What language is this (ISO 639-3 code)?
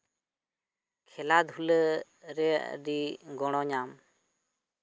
sat